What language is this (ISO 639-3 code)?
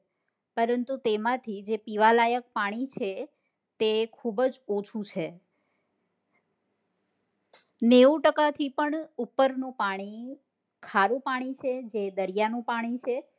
guj